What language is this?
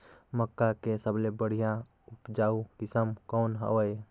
Chhattisgarhi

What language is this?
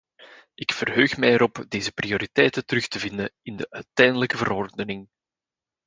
Dutch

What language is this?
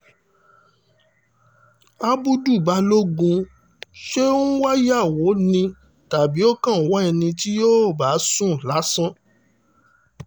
Yoruba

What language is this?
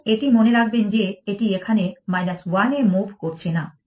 Bangla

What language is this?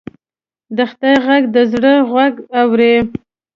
Pashto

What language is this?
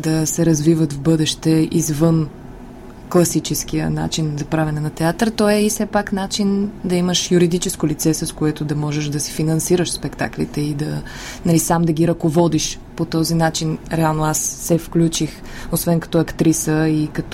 Bulgarian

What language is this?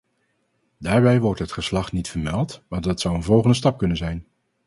Dutch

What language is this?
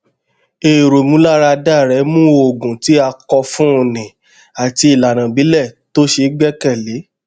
Yoruba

